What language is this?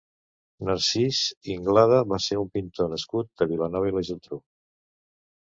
Catalan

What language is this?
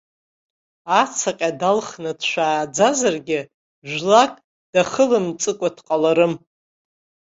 Abkhazian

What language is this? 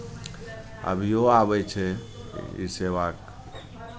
Maithili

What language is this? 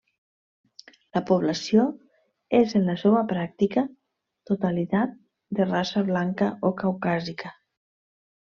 Catalan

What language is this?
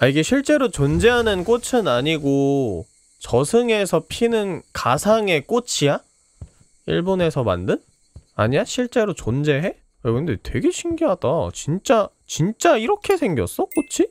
Korean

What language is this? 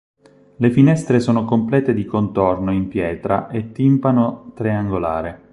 Italian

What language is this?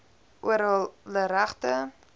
Afrikaans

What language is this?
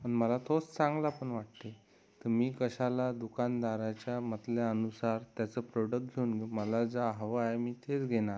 Marathi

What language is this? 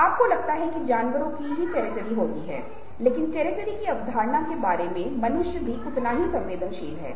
Hindi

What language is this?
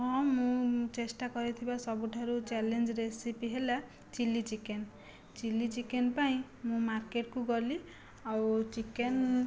Odia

